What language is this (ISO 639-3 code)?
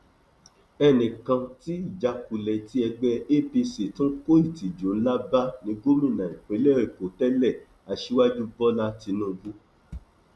yor